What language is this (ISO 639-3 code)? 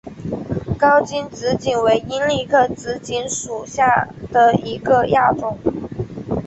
zho